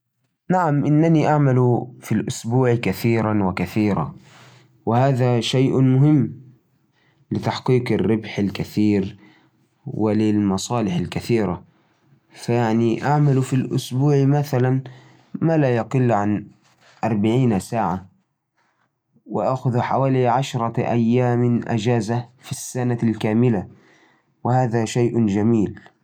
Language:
Najdi Arabic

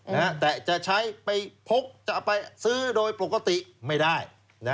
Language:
Thai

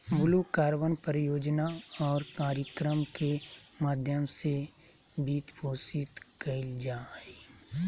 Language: Magahi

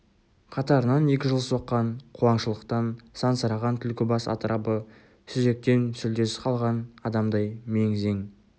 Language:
Kazakh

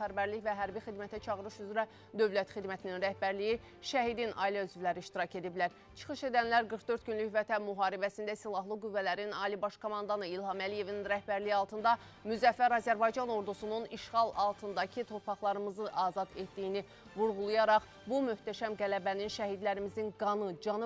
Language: Turkish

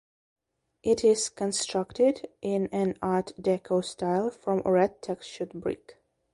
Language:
English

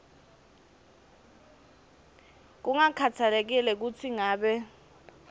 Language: Swati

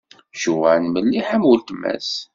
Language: Kabyle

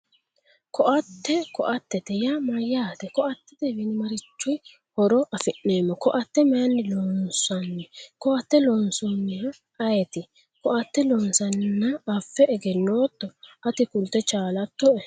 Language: Sidamo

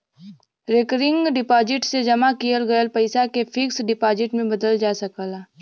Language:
Bhojpuri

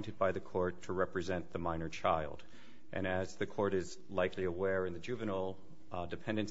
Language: English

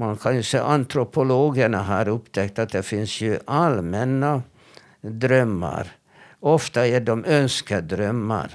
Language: Swedish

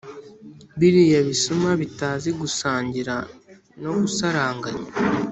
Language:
Kinyarwanda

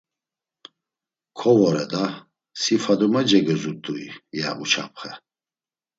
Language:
Laz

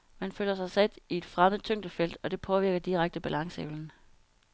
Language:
Danish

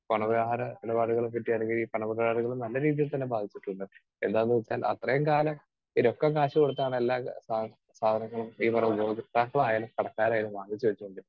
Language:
Malayalam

